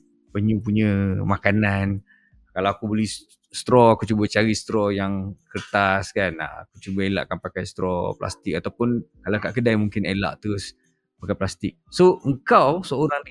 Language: Malay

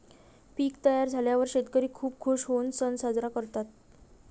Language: Marathi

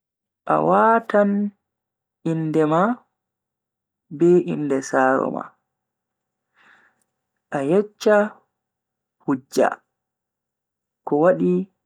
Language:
Bagirmi Fulfulde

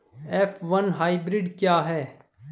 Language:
Hindi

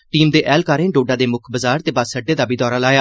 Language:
Dogri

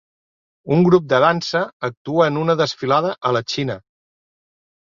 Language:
Catalan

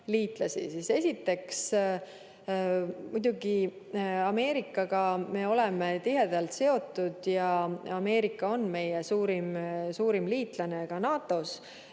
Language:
Estonian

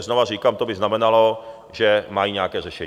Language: Czech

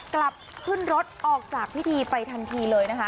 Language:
Thai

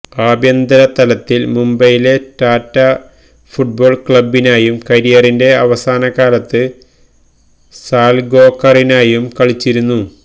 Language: Malayalam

